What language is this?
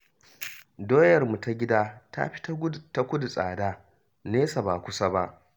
Hausa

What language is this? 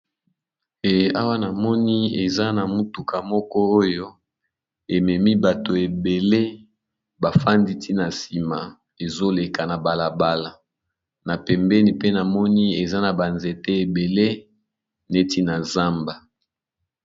Lingala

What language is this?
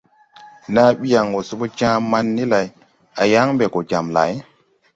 Tupuri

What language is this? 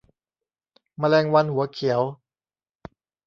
Thai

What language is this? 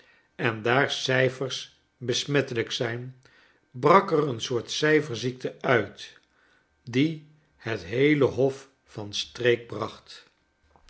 Dutch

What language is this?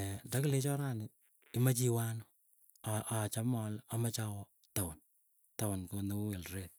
Keiyo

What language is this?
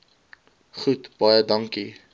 Afrikaans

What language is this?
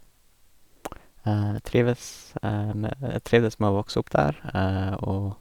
Norwegian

